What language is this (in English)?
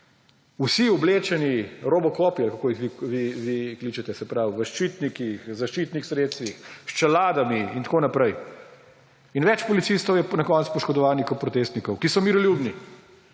Slovenian